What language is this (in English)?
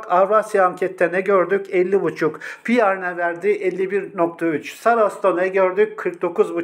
Turkish